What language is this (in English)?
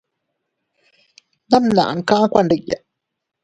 Teutila Cuicatec